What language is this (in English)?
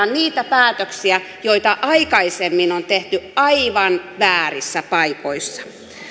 Finnish